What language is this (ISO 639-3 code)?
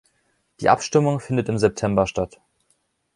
deu